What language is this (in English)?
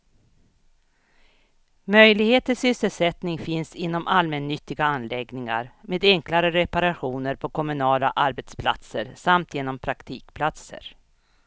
Swedish